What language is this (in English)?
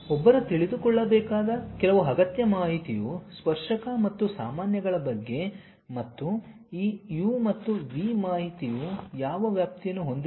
Kannada